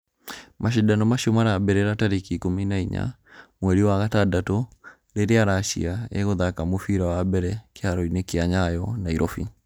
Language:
Kikuyu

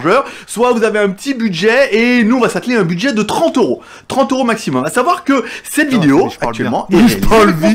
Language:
French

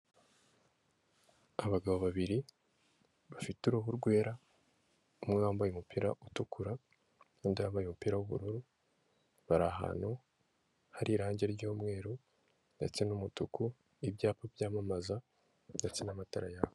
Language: Kinyarwanda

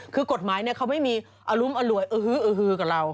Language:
Thai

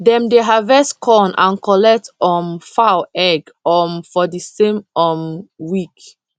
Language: Nigerian Pidgin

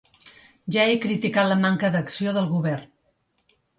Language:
Catalan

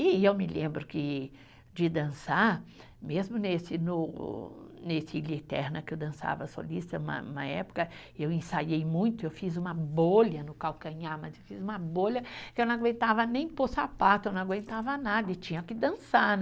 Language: Portuguese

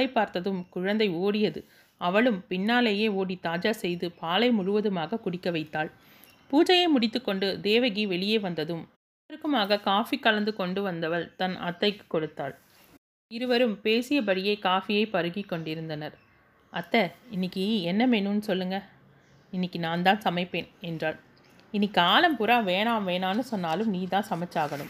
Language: Tamil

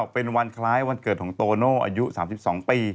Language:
Thai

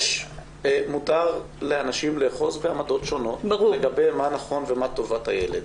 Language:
Hebrew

